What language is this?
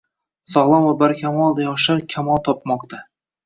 Uzbek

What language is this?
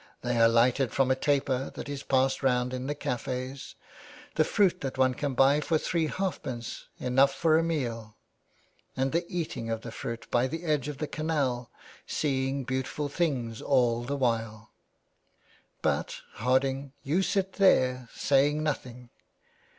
English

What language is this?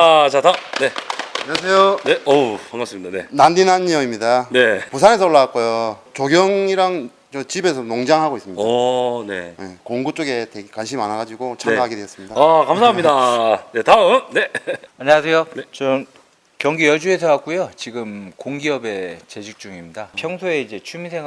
Korean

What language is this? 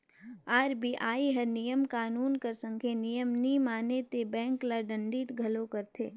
Chhattisgarhi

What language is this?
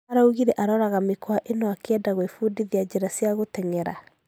Kikuyu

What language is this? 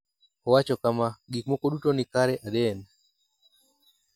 Luo (Kenya and Tanzania)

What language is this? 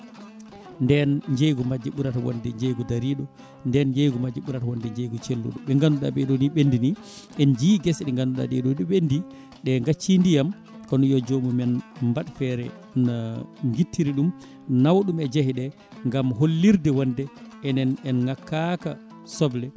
Fula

